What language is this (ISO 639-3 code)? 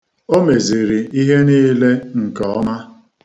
ibo